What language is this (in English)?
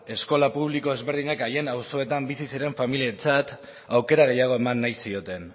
Basque